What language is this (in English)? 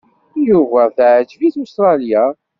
Kabyle